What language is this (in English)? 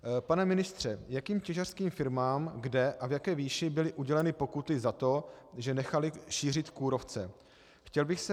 Czech